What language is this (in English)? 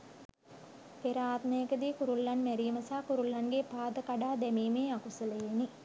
Sinhala